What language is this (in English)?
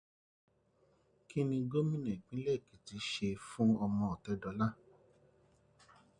Yoruba